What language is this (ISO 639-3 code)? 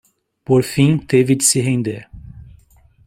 por